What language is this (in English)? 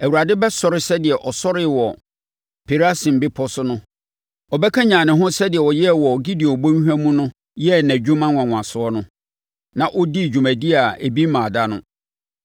Akan